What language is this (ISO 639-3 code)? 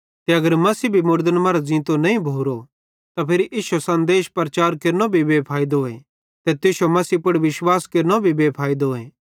bhd